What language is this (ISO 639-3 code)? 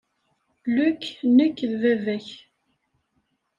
kab